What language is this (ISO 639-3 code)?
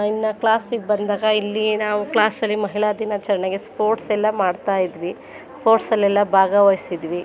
kan